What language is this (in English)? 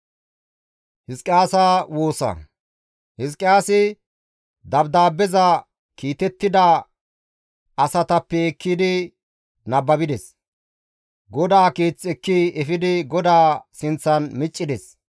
Gamo